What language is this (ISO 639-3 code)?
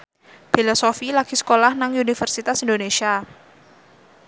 jav